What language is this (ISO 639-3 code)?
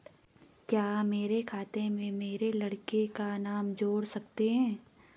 hin